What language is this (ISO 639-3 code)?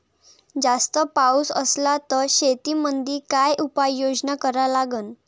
mar